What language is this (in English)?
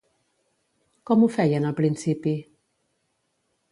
Catalan